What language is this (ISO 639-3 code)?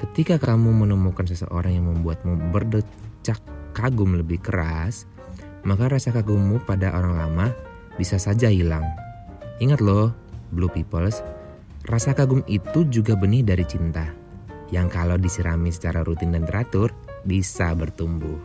ind